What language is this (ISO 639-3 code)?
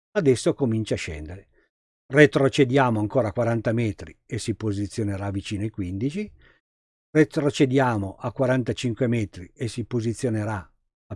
ita